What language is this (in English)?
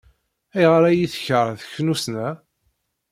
Kabyle